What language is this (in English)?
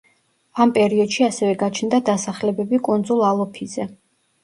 Georgian